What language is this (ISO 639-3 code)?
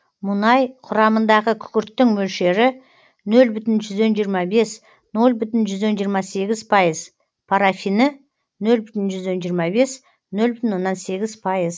kaz